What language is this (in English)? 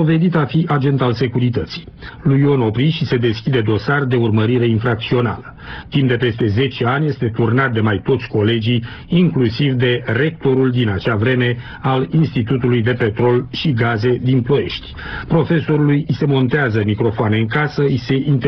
Romanian